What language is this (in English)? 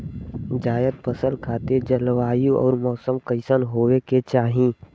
Bhojpuri